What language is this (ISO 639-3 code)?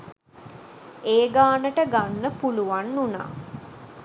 sin